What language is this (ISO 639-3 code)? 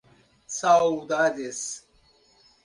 por